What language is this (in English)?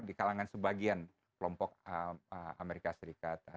Indonesian